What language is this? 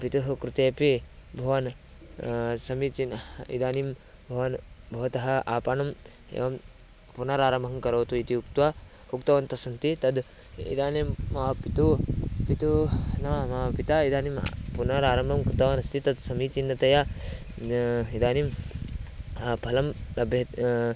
Sanskrit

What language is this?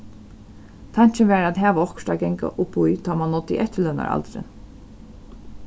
Faroese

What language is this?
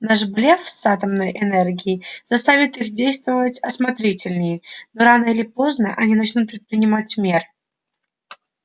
Russian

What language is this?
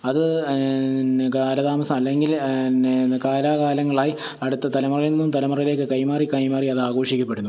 Malayalam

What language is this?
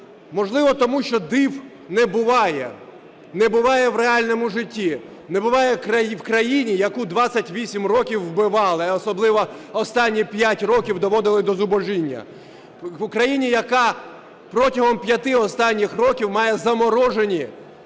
Ukrainian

